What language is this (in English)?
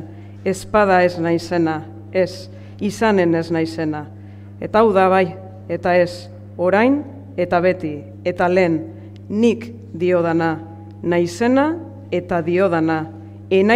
Greek